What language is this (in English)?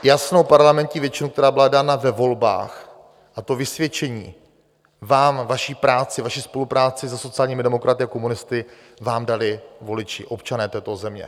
Czech